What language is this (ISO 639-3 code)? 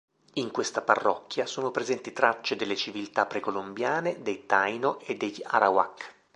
ita